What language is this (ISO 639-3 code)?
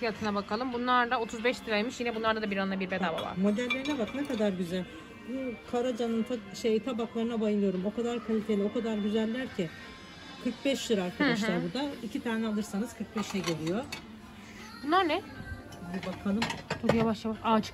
tur